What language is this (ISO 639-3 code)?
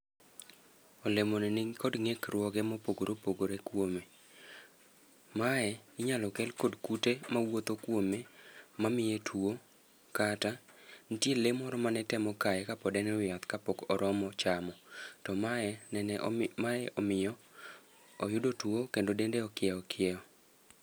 luo